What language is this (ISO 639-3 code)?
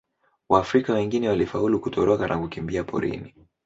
swa